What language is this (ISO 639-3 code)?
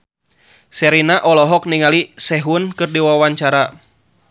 sun